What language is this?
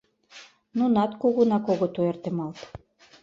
Mari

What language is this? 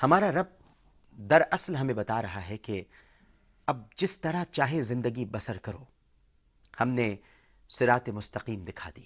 Urdu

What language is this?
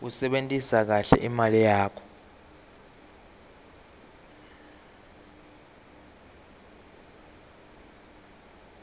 Swati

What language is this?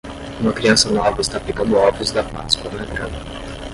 Portuguese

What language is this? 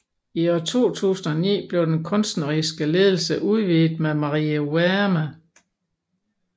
Danish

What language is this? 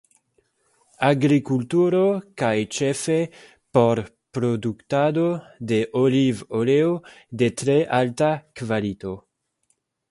Esperanto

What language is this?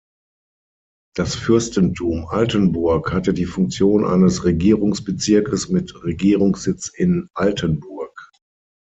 German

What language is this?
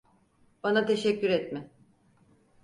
Turkish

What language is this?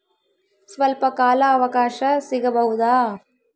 Kannada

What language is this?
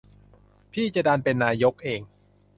Thai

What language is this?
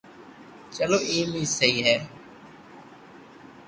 Loarki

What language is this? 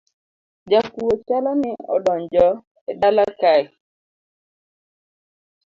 Luo (Kenya and Tanzania)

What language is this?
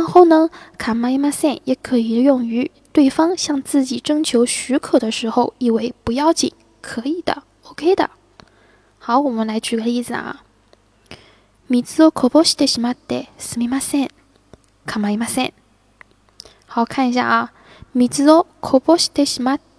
Chinese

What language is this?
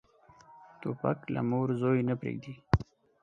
Pashto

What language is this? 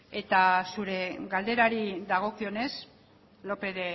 Basque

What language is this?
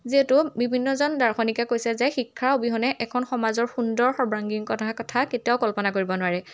Assamese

